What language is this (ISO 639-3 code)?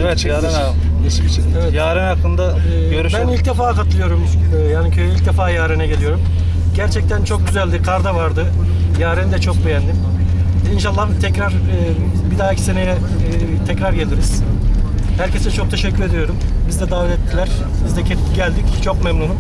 tur